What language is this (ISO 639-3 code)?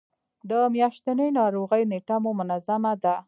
pus